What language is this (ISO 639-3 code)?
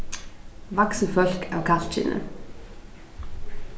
fao